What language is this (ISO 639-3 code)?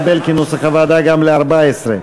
heb